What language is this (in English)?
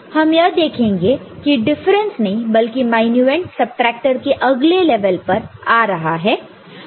Hindi